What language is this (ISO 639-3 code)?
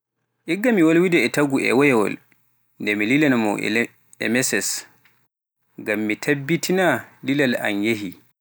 fuf